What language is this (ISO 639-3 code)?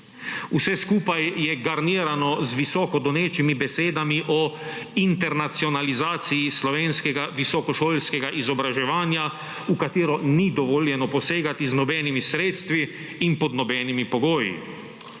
slv